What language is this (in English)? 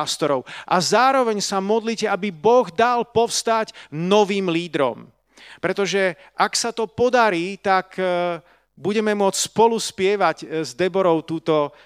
Slovak